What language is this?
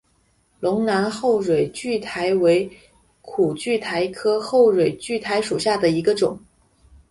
Chinese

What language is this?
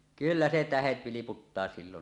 Finnish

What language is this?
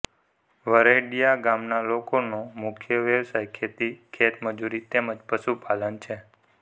Gujarati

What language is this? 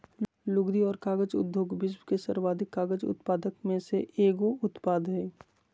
Magahi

